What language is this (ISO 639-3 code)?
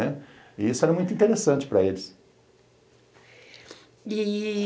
por